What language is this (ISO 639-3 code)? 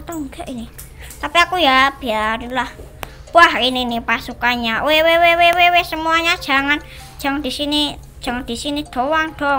ind